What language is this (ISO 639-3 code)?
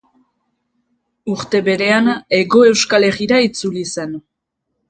eus